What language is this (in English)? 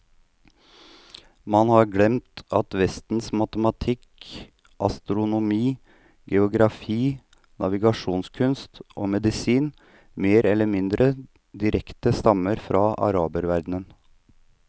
Norwegian